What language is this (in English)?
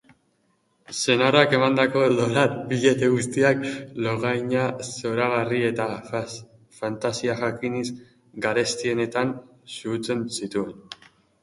Basque